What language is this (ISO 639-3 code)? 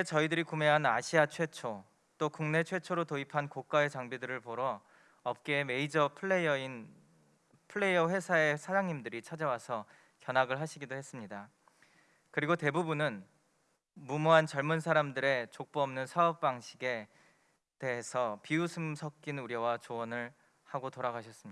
kor